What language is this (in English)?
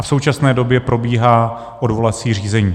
Czech